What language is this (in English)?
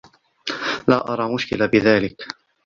Arabic